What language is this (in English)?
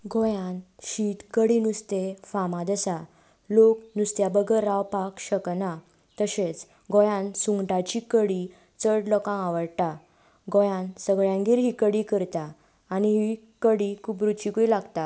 Konkani